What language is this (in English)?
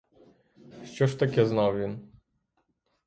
Ukrainian